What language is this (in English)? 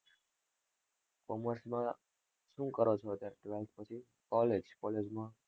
Gujarati